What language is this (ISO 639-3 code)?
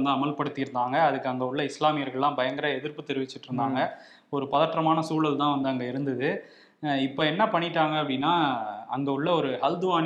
tam